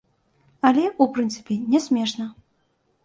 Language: Belarusian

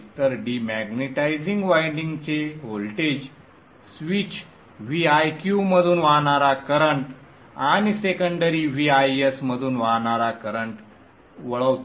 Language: Marathi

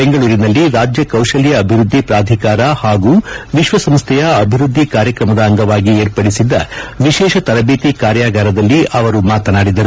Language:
Kannada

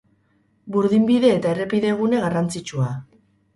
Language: Basque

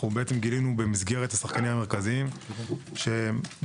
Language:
Hebrew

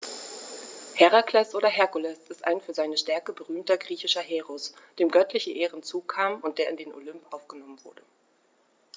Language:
German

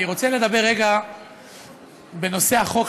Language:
Hebrew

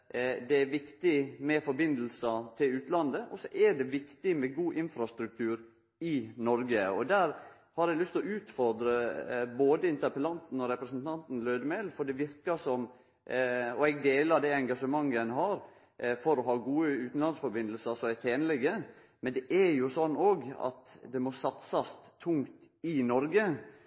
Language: Norwegian Nynorsk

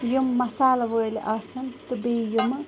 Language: Kashmiri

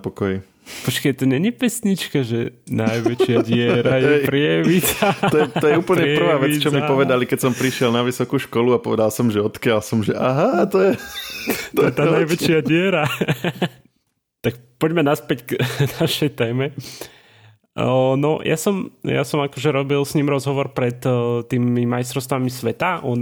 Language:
Slovak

